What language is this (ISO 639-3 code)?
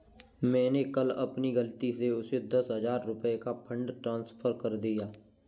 hin